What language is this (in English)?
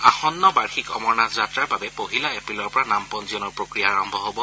Assamese